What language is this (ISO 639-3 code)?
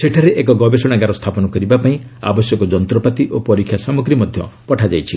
ori